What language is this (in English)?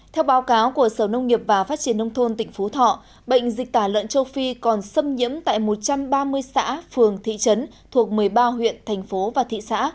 Vietnamese